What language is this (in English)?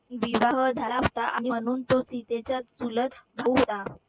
Marathi